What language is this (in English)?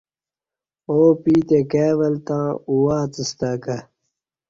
Kati